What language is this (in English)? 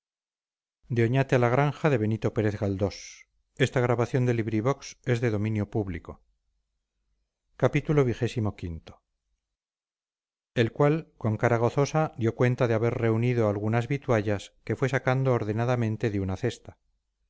Spanish